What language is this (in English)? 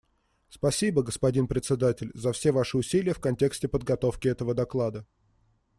Russian